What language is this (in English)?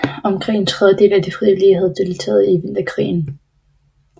Danish